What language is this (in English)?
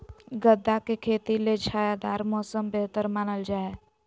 Magahi